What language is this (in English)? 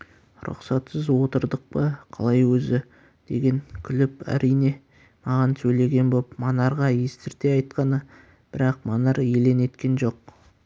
Kazakh